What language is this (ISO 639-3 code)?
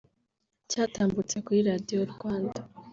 kin